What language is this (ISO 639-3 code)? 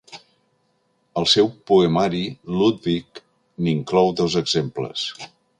cat